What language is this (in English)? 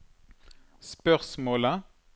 Norwegian